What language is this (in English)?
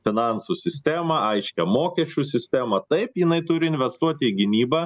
Lithuanian